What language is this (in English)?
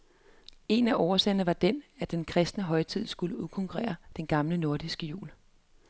Danish